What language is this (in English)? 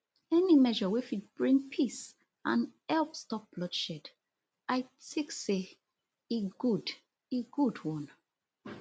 Nigerian Pidgin